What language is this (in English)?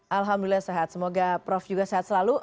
Indonesian